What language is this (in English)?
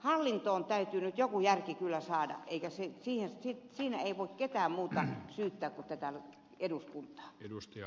Finnish